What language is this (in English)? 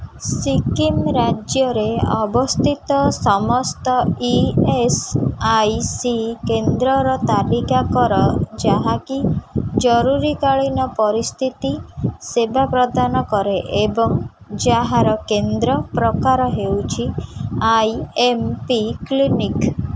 Odia